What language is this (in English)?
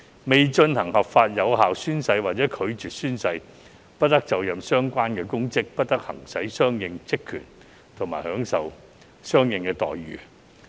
Cantonese